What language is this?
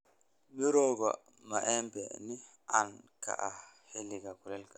Somali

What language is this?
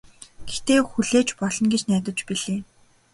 Mongolian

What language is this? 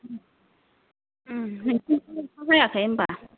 Bodo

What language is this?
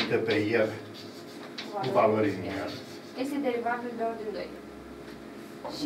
Romanian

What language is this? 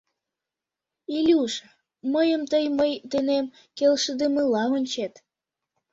Mari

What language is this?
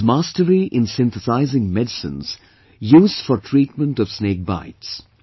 English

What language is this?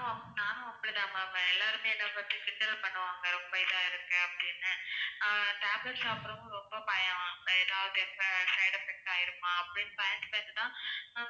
Tamil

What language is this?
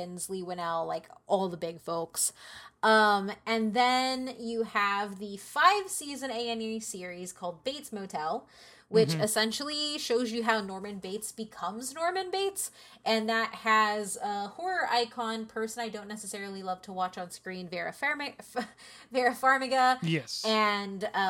English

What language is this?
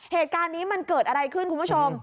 Thai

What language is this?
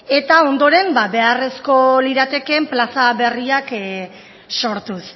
Basque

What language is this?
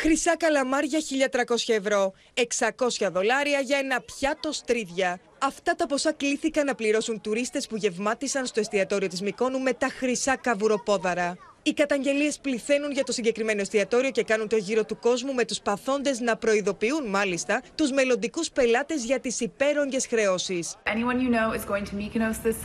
Greek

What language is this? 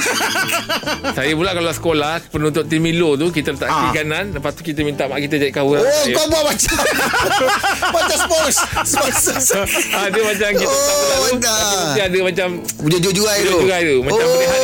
Malay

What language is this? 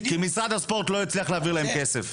Hebrew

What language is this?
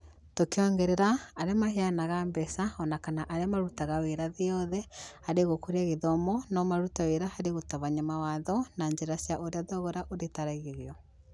Kikuyu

